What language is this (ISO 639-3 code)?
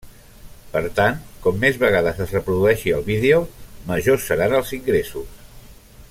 cat